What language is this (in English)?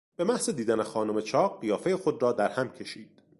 Persian